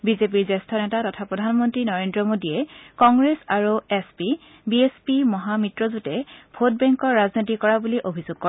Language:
Assamese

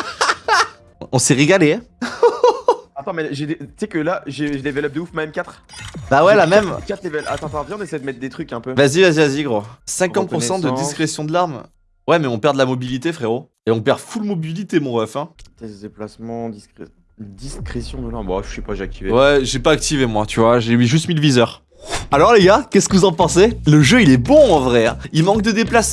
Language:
French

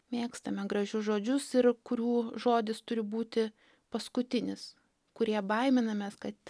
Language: Lithuanian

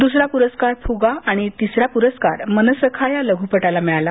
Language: Marathi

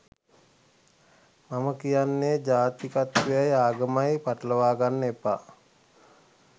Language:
Sinhala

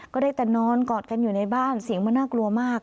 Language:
Thai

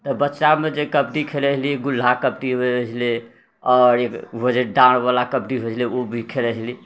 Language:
Maithili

